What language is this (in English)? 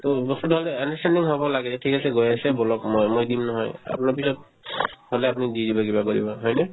Assamese